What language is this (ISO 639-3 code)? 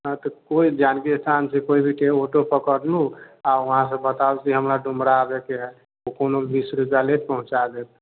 mai